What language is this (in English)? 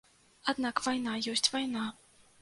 Belarusian